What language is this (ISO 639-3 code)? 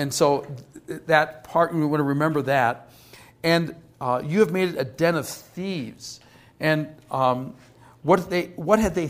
eng